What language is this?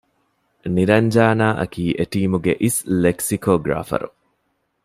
Divehi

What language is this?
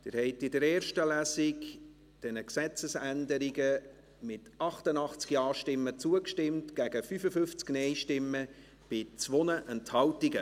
Swiss German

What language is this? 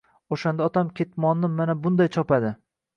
Uzbek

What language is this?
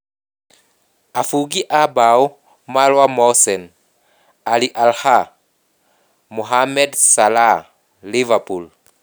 Kikuyu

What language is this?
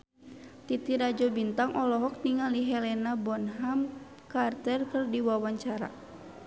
Sundanese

